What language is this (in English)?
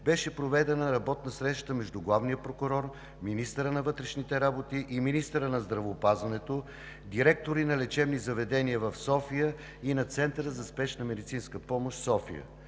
Bulgarian